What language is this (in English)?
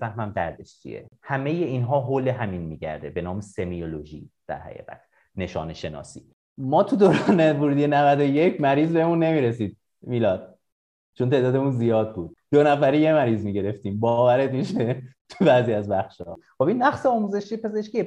Persian